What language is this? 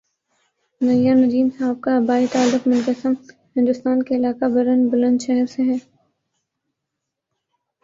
Urdu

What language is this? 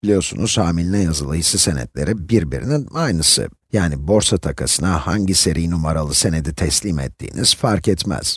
Turkish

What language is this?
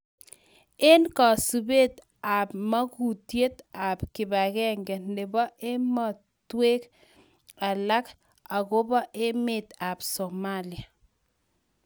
Kalenjin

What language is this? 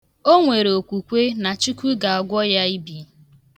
Igbo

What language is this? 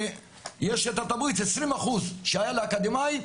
Hebrew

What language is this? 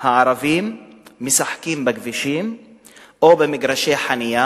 Hebrew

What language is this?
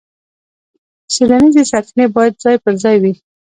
Pashto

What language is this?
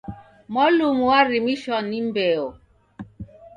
Taita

